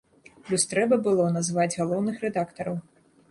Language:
Belarusian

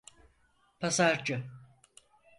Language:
Turkish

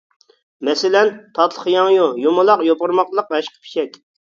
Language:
Uyghur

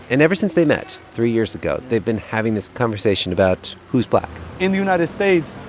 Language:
English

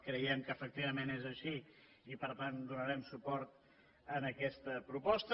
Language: Catalan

